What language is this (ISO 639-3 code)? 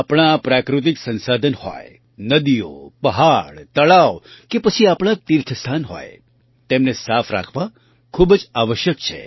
guj